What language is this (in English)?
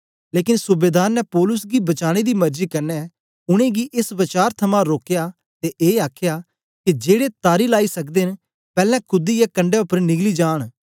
Dogri